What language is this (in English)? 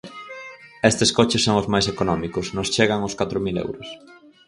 Galician